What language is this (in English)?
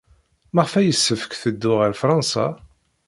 Kabyle